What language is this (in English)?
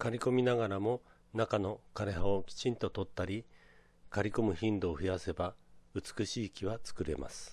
Japanese